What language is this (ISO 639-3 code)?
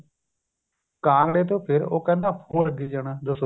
pan